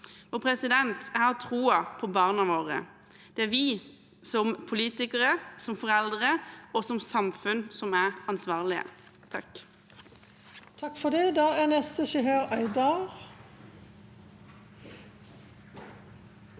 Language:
Norwegian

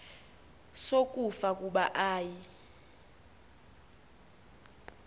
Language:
Xhosa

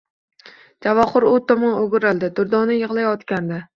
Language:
Uzbek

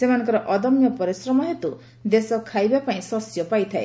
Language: Odia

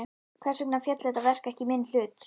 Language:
Icelandic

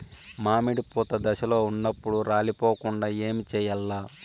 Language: Telugu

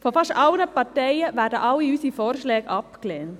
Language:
Swiss German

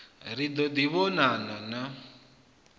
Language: Venda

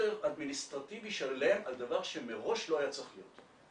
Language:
Hebrew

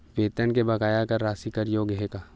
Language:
Chhattisgarhi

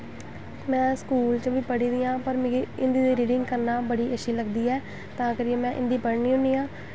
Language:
Dogri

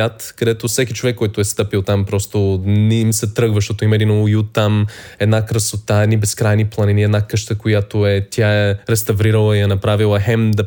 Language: Bulgarian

